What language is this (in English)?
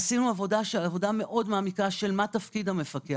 Hebrew